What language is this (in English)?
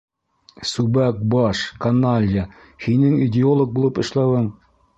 Bashkir